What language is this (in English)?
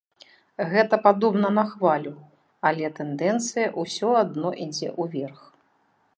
Belarusian